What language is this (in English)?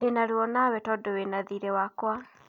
Kikuyu